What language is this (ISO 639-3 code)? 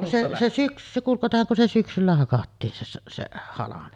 fin